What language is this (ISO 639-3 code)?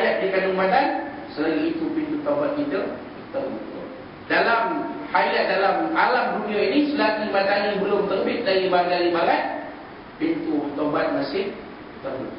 msa